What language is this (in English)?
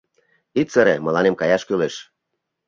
Mari